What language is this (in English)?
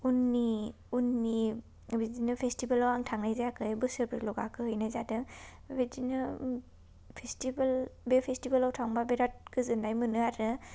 Bodo